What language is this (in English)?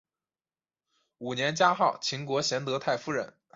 Chinese